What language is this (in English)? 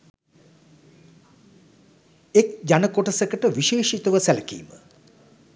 Sinhala